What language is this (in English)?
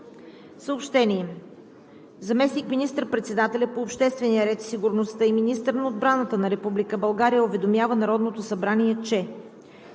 Bulgarian